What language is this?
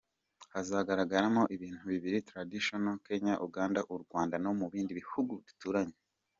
Kinyarwanda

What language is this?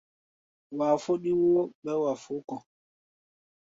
Gbaya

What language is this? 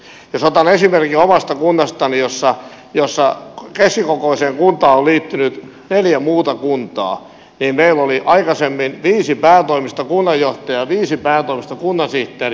Finnish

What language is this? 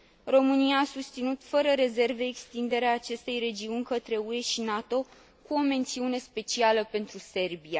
Romanian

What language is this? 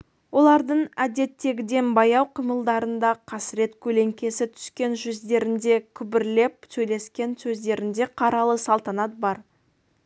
Kazakh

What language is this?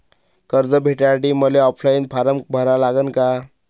Marathi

